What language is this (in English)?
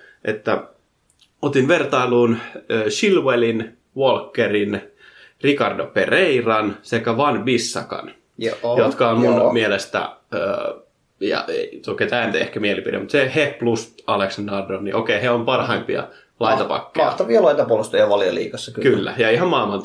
Finnish